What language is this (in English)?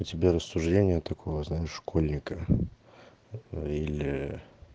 Russian